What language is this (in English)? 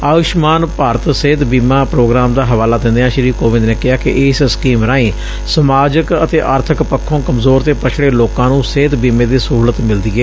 Punjabi